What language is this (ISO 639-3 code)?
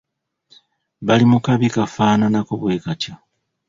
lug